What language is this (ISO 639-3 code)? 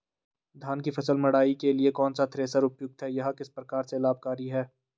hin